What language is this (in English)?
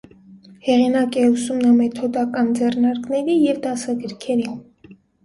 Armenian